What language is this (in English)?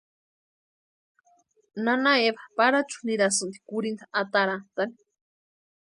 Western Highland Purepecha